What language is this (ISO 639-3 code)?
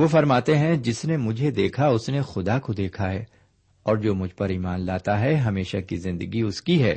urd